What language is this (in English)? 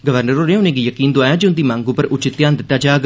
Dogri